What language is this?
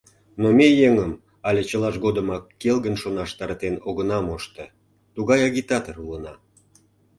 Mari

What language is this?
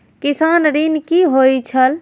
Maithili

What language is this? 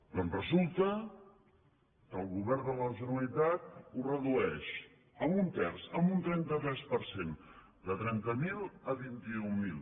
Catalan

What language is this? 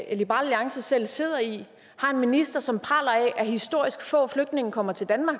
Danish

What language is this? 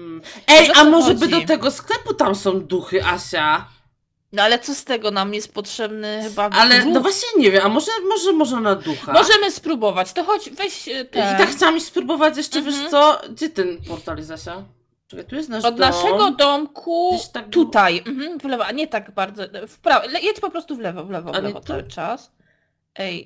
Polish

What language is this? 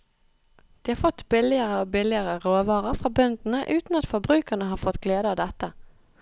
Norwegian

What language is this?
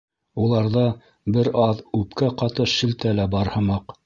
Bashkir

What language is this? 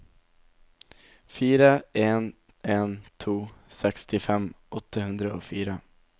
Norwegian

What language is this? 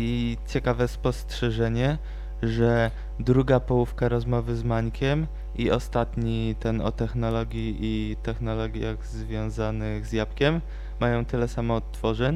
Polish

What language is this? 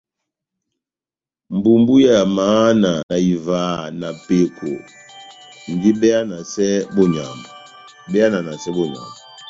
Batanga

